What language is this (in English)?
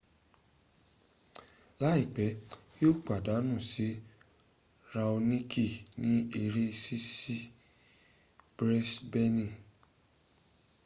Yoruba